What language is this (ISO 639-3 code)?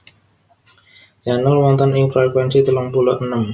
jav